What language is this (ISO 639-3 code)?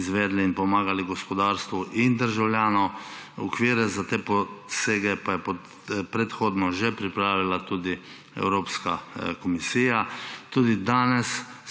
slv